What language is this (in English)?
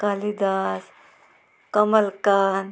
Konkani